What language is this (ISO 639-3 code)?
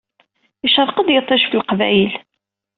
kab